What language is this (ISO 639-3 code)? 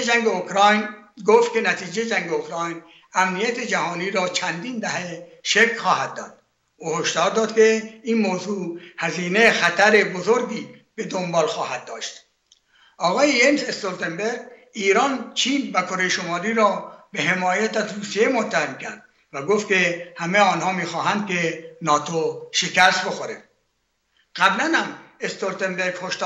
fas